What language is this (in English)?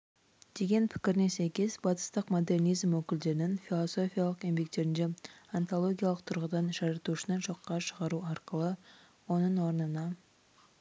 Kazakh